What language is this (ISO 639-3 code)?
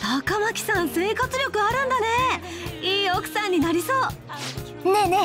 jpn